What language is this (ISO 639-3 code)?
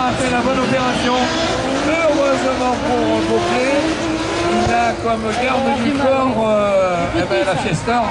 fra